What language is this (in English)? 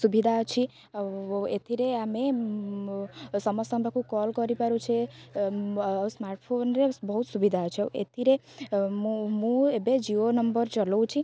Odia